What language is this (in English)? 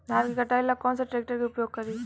Bhojpuri